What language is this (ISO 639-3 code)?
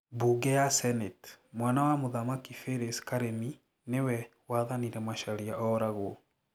kik